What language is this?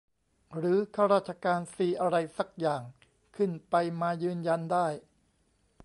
Thai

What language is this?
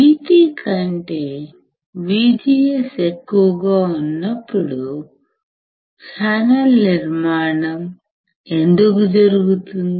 Telugu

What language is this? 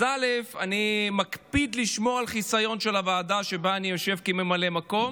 Hebrew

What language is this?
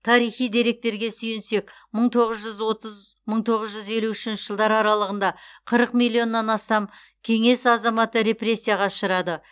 Kazakh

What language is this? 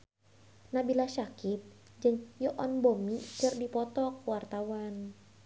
Sundanese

